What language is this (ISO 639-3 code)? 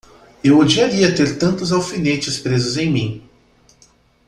por